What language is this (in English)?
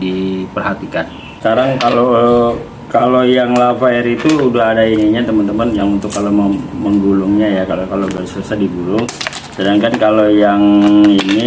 Indonesian